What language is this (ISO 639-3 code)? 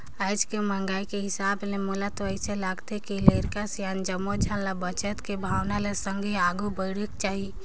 hne